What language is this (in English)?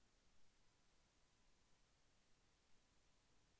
Telugu